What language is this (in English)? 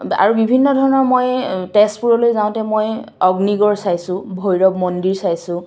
Assamese